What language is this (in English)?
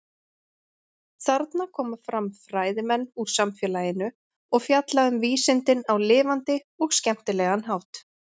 Icelandic